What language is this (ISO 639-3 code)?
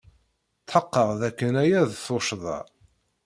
kab